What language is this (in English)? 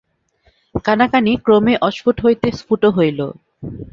Bangla